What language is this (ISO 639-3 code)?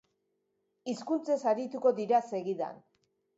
eus